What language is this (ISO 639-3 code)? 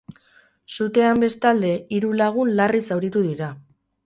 eus